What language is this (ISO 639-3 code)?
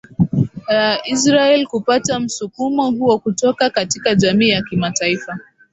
swa